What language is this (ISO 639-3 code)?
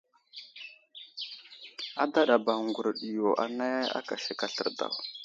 udl